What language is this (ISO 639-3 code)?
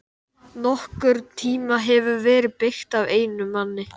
isl